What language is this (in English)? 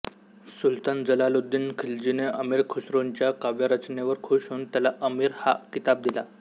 Marathi